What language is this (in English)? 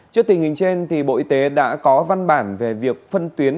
Vietnamese